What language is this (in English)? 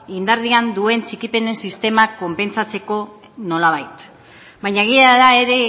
Basque